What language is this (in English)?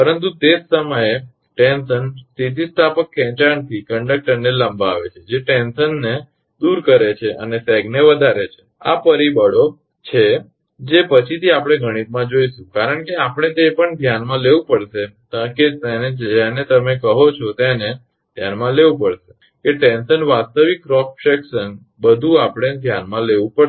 Gujarati